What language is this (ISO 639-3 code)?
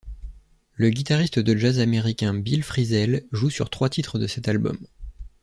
fra